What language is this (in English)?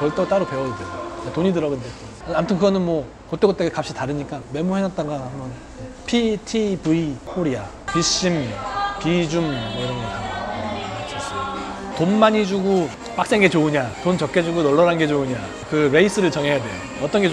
Korean